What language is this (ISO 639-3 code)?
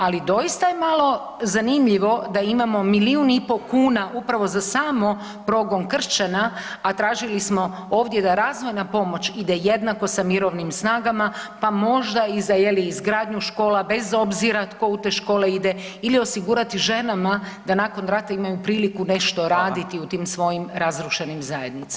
hrv